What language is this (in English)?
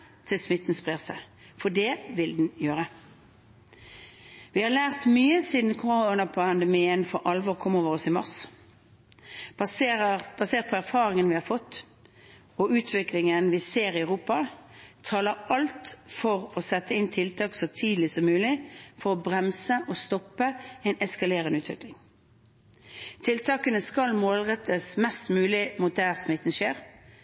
Norwegian Bokmål